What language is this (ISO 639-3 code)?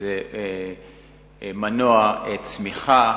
heb